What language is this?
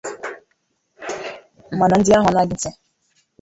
Igbo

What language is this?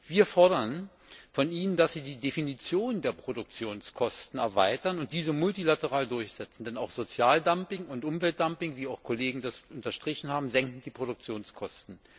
German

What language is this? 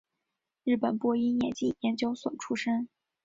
Chinese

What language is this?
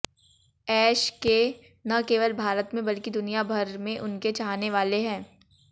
Hindi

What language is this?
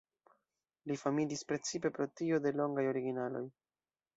Esperanto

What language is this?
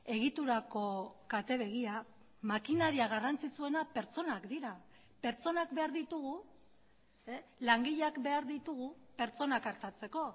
Basque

